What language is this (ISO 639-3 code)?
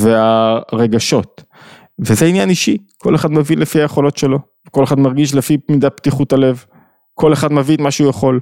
heb